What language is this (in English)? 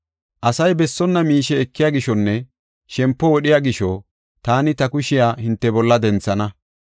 Gofa